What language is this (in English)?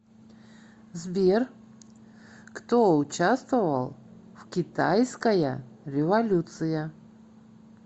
Russian